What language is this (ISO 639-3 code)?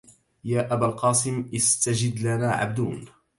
ara